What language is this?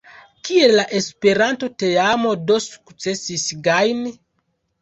Esperanto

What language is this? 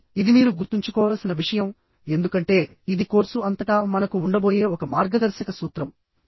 Telugu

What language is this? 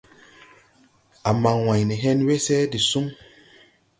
Tupuri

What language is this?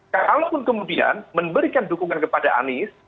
Indonesian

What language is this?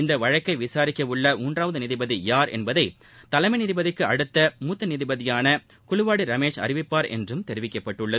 Tamil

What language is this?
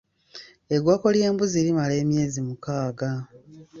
Ganda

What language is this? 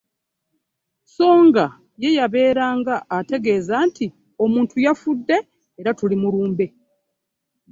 Ganda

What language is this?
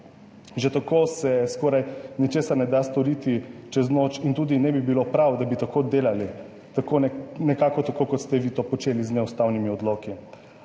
Slovenian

